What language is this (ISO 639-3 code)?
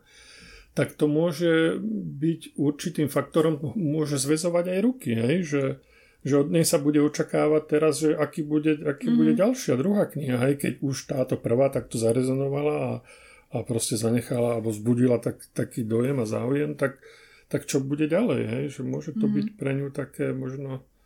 slk